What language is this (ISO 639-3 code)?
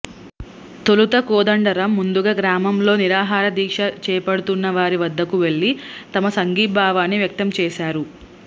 tel